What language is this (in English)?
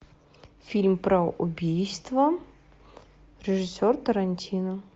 Russian